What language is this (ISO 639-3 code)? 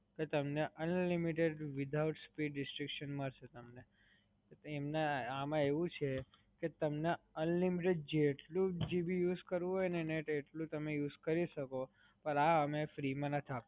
guj